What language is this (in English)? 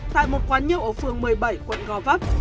Vietnamese